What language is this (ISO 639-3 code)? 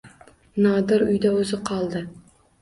uzb